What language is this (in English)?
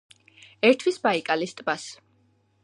Georgian